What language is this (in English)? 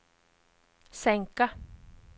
Swedish